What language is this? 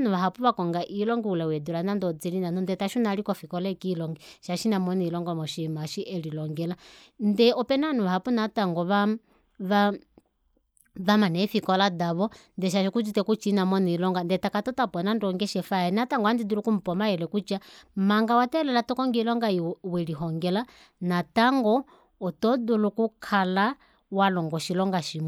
Kuanyama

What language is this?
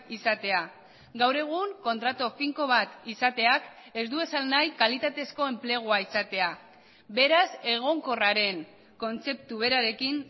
Basque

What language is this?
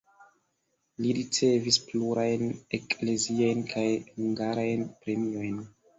Esperanto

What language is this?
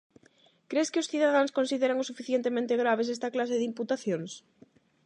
Galician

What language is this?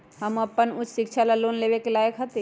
Magahi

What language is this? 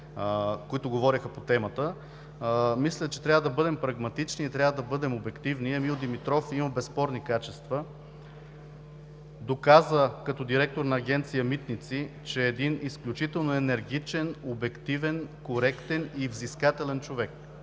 Bulgarian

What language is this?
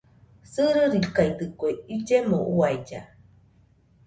Nüpode Huitoto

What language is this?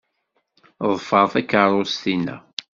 Kabyle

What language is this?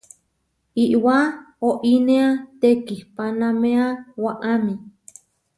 Huarijio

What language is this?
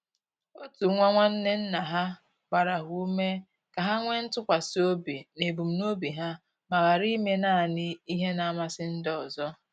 Igbo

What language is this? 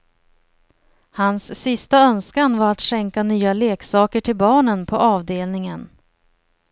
Swedish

